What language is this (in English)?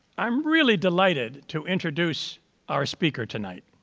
English